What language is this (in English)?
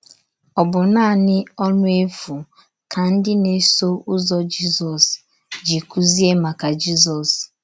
Igbo